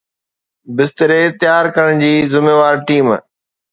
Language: Sindhi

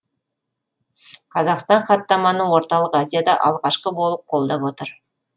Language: Kazakh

